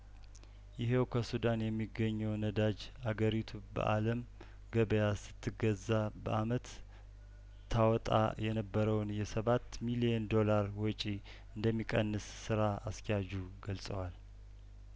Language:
Amharic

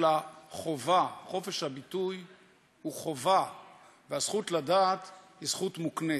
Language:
Hebrew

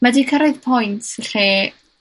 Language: Welsh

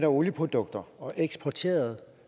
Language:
Danish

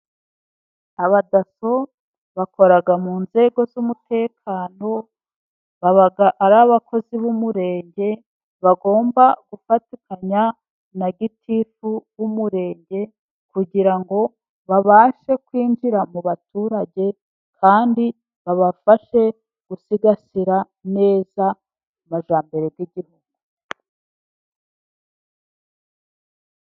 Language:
Kinyarwanda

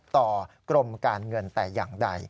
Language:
Thai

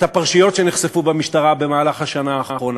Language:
Hebrew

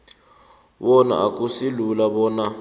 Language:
South Ndebele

